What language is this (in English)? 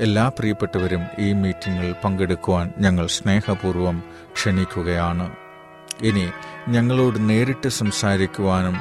Malayalam